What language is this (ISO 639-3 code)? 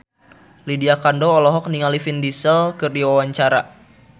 sun